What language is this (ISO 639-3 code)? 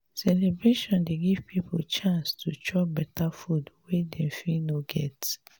pcm